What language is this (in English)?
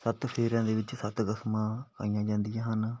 Punjabi